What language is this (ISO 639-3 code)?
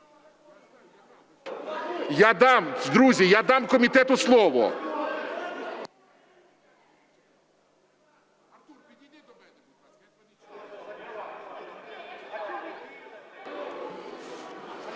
ukr